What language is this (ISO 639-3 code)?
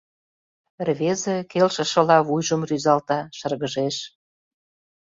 chm